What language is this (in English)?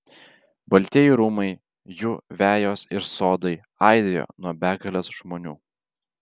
Lithuanian